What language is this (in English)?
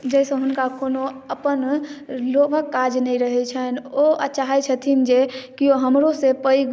Maithili